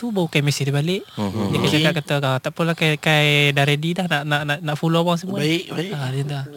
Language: Malay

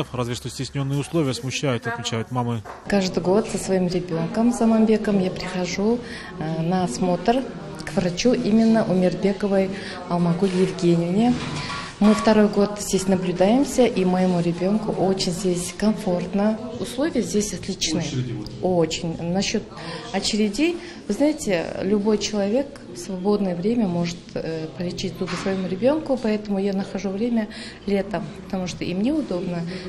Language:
Russian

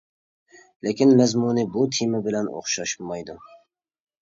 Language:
Uyghur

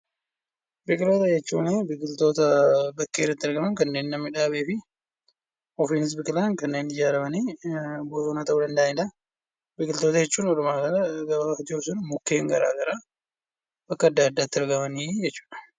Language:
Oromo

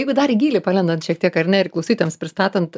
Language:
Lithuanian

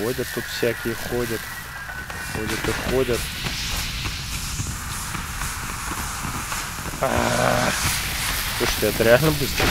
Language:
Russian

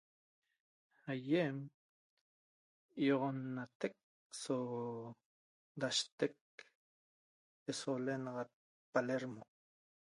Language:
Toba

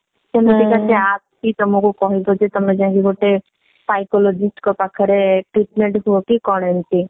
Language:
Odia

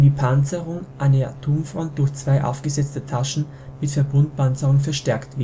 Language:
German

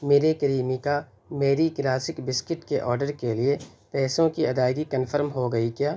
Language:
Urdu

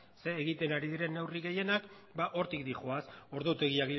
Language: Basque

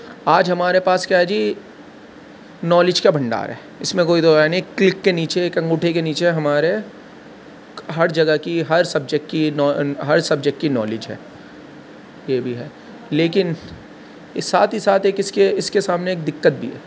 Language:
Urdu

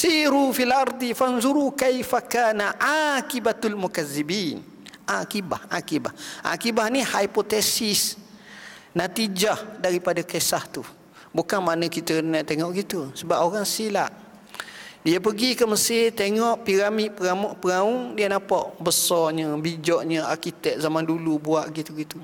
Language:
Malay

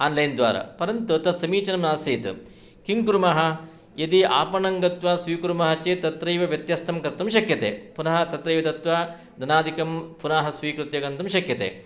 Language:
Sanskrit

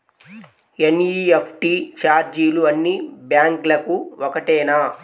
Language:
Telugu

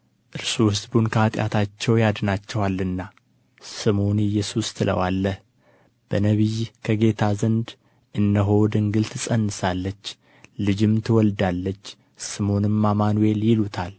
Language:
Amharic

